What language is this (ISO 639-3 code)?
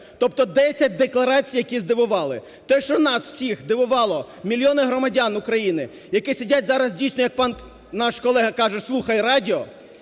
ukr